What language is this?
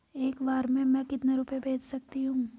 Hindi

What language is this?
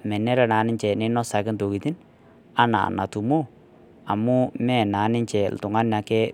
Masai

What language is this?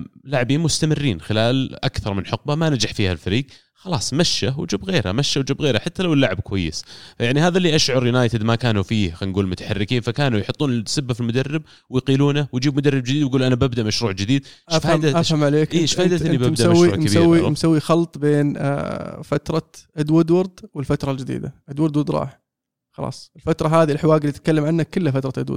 Arabic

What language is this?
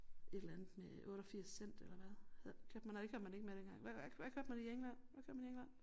Danish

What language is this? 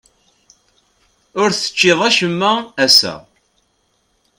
Kabyle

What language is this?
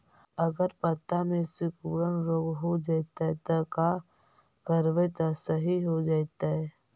Magahi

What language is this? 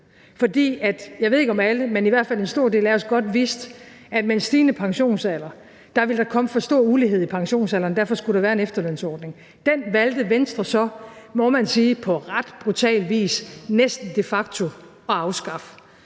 Danish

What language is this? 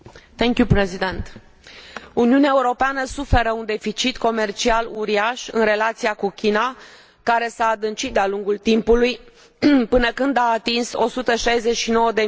Romanian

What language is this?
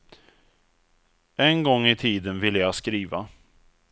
Swedish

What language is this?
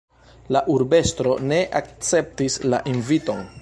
Esperanto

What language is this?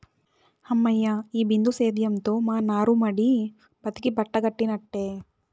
Telugu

